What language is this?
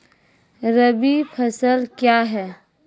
Maithili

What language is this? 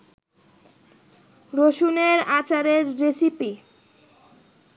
Bangla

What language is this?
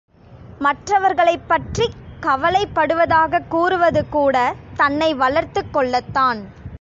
Tamil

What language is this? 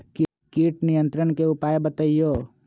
Magahi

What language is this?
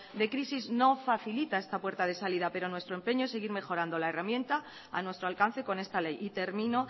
Spanish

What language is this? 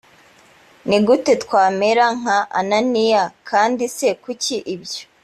Kinyarwanda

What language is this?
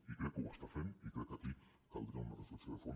Catalan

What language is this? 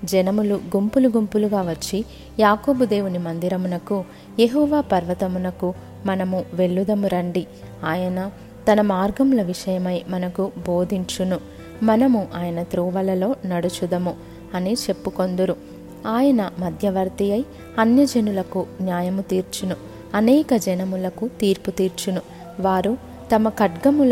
Telugu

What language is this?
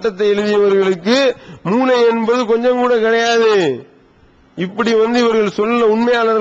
Hindi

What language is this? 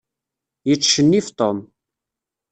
Kabyle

